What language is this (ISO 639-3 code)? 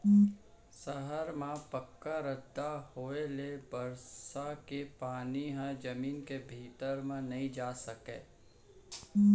hne